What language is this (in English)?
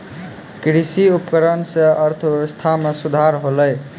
Maithili